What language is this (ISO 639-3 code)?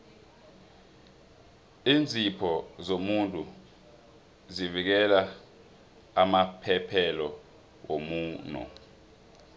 nbl